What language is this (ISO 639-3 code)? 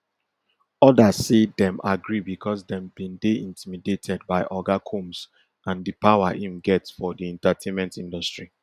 pcm